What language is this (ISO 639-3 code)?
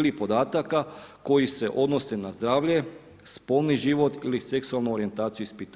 hrv